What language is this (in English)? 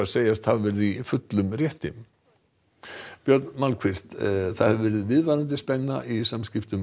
Icelandic